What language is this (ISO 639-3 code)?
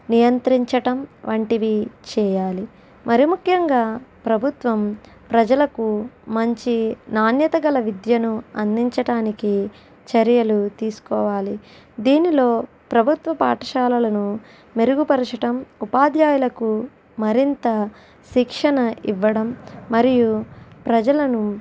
tel